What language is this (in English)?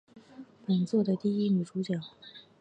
Chinese